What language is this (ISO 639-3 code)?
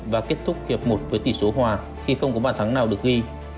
vie